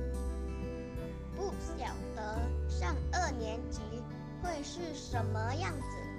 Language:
Chinese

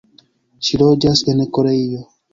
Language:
Esperanto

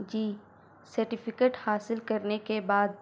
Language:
Urdu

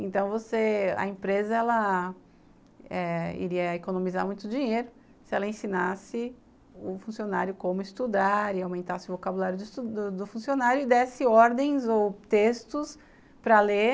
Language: Portuguese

